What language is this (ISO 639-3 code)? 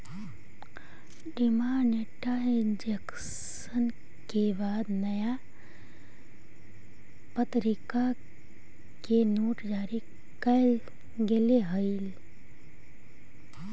mag